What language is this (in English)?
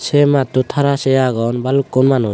Chakma